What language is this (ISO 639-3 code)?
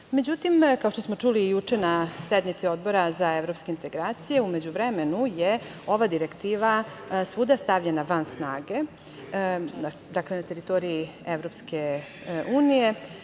srp